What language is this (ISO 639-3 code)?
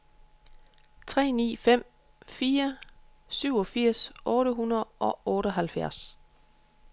dan